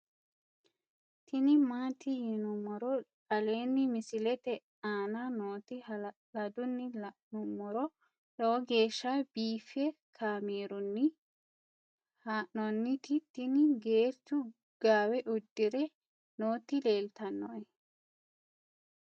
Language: Sidamo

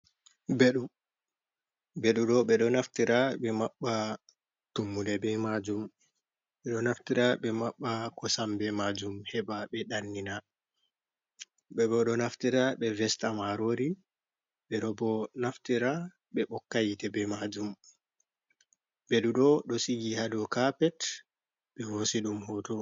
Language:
Fula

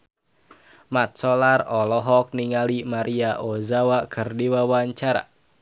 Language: Sundanese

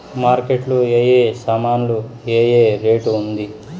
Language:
Telugu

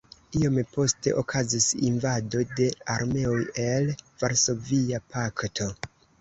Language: Esperanto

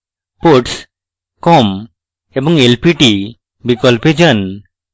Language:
Bangla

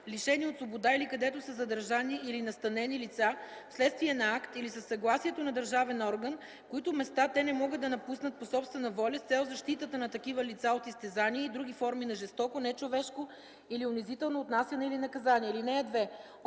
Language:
Bulgarian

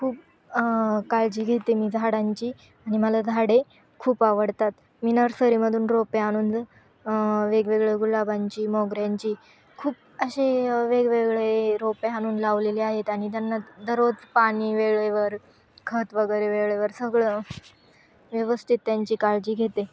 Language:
Marathi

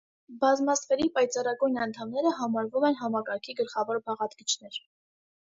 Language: Armenian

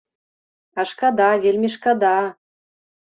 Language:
Belarusian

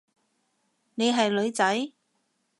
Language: Cantonese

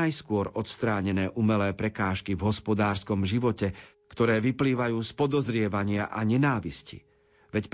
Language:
Slovak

